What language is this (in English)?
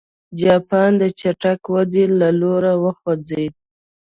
Pashto